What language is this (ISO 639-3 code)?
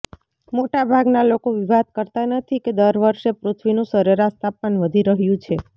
guj